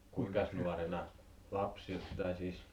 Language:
Finnish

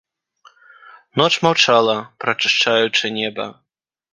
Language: Belarusian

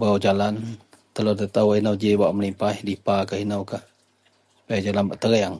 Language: Central Melanau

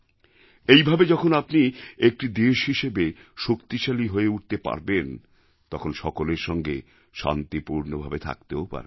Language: Bangla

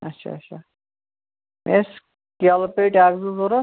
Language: Kashmiri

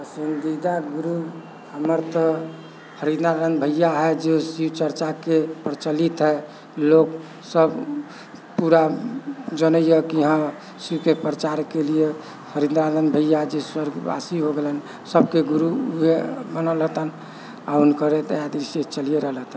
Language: Maithili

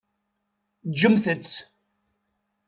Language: Kabyle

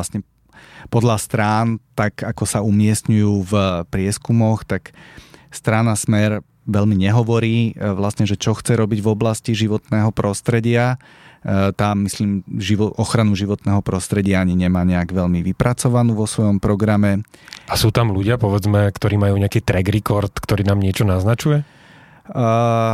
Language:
Slovak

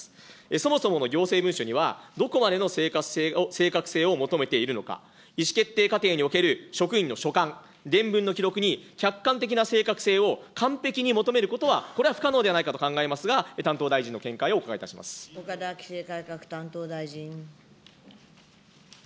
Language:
Japanese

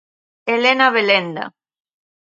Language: Galician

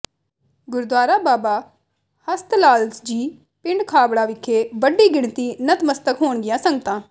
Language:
Punjabi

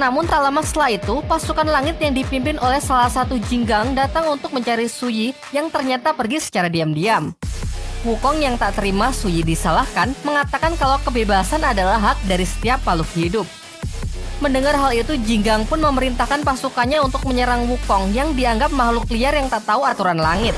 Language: Indonesian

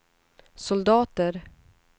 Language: Swedish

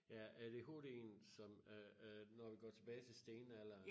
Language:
Danish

